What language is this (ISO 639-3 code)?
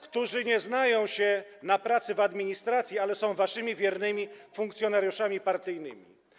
pol